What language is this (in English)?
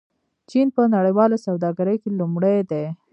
Pashto